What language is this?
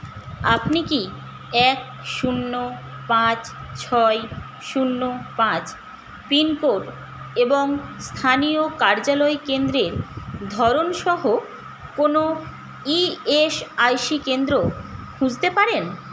Bangla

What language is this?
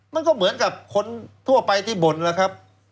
Thai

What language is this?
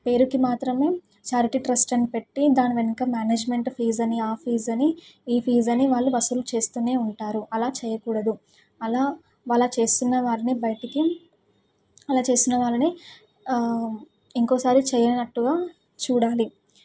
Telugu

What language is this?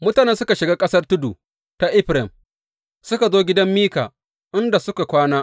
Hausa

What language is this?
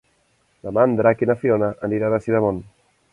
Catalan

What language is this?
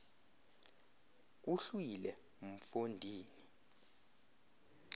Xhosa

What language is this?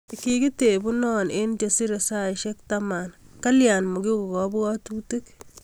Kalenjin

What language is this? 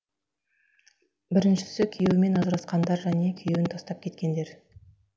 Kazakh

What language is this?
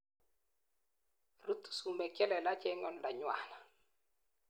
Kalenjin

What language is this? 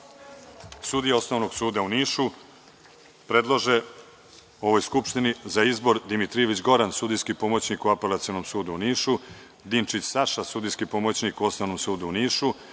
Serbian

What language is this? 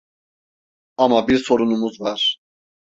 Turkish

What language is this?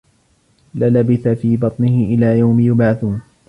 Arabic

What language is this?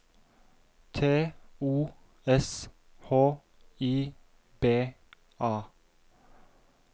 Norwegian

